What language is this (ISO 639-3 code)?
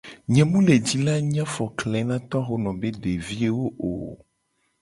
gej